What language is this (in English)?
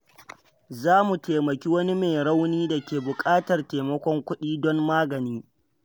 Hausa